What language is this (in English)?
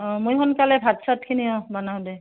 Assamese